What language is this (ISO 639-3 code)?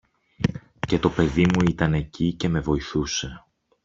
ell